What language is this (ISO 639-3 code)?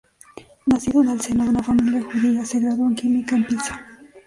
spa